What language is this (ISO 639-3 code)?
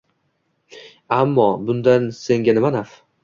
uzb